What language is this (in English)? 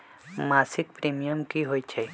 Magahi